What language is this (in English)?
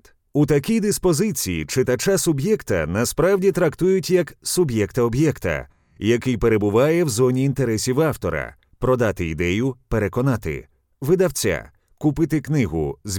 Ukrainian